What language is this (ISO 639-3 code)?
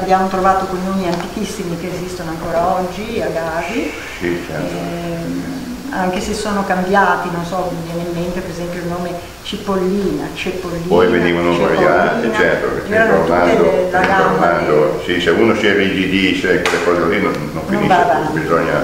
ita